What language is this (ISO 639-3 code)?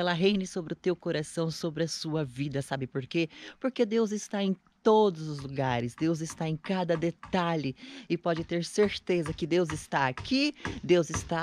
por